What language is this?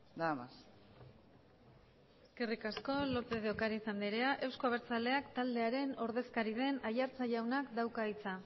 Basque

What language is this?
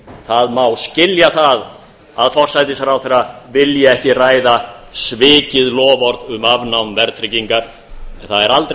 Icelandic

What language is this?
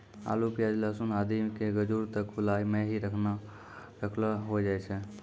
Maithili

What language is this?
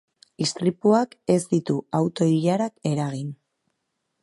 Basque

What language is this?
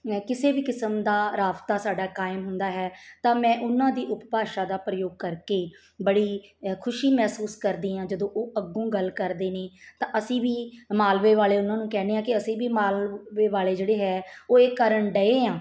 Punjabi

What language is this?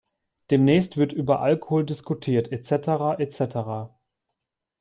German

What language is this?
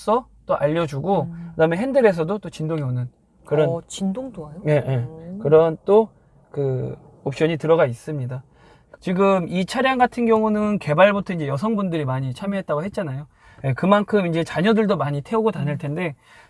Korean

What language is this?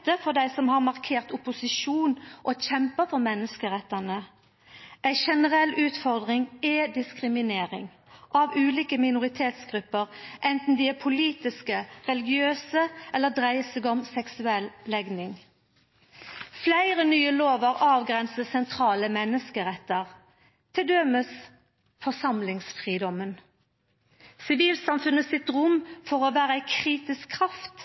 Norwegian Nynorsk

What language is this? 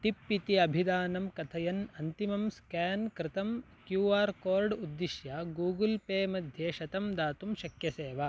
Sanskrit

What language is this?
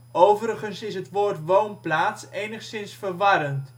Dutch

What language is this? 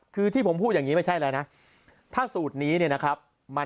Thai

